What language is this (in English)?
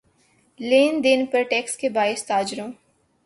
Urdu